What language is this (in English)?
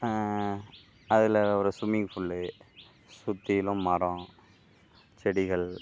Tamil